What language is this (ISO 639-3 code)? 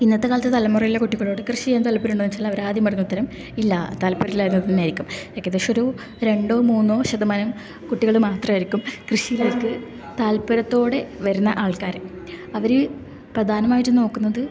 mal